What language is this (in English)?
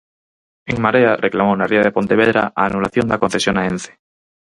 Galician